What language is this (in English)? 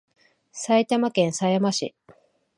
Japanese